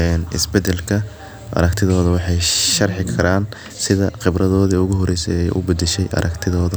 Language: Somali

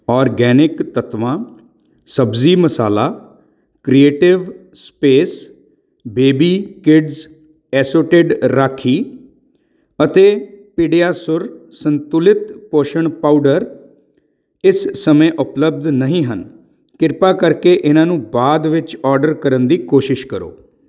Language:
Punjabi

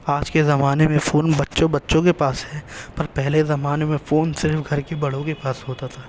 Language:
Urdu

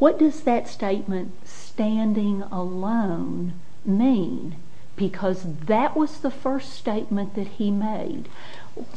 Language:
English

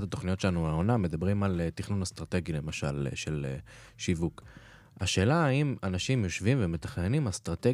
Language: Hebrew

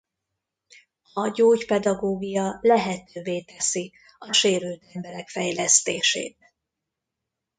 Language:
Hungarian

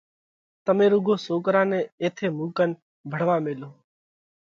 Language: Parkari Koli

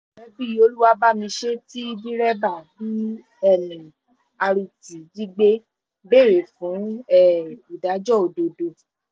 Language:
Yoruba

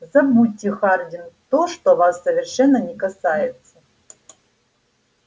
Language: Russian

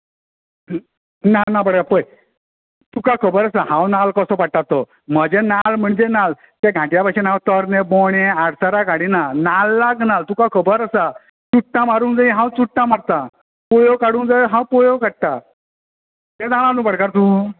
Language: Konkani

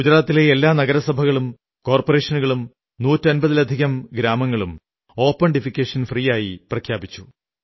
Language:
Malayalam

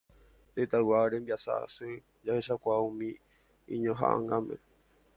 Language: Guarani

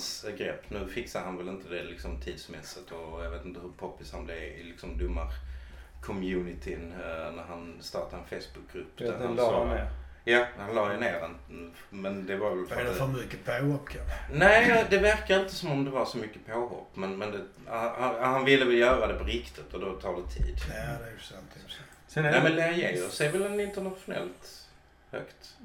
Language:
Swedish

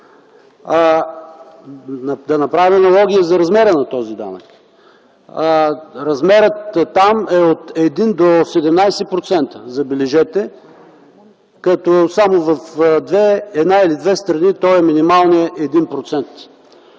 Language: Bulgarian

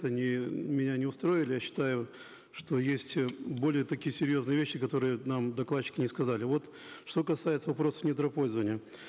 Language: Kazakh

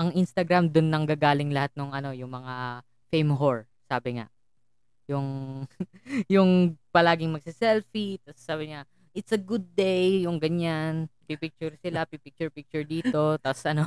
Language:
Filipino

